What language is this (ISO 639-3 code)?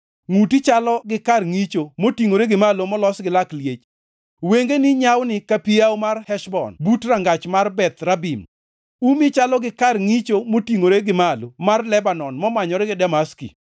luo